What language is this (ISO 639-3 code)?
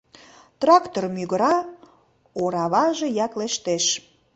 chm